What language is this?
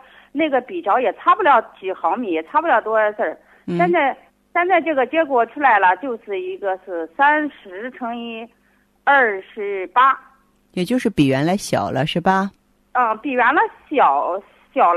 Chinese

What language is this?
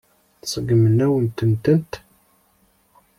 Kabyle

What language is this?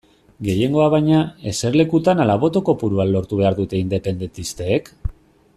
Basque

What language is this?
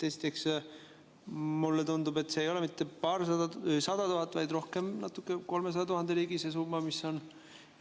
Estonian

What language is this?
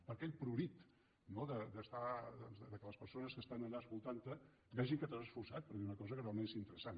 Catalan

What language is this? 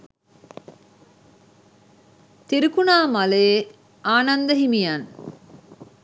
Sinhala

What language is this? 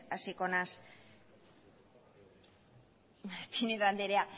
Basque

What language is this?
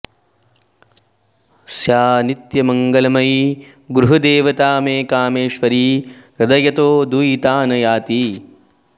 Sanskrit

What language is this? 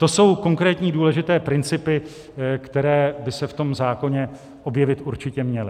Czech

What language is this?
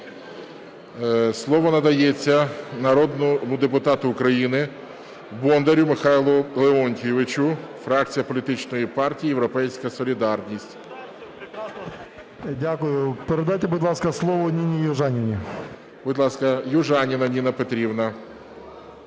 Ukrainian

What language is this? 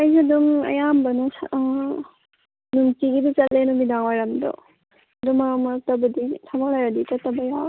Manipuri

